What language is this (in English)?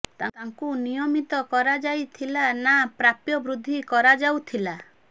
Odia